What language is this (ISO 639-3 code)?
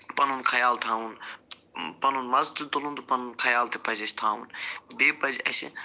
kas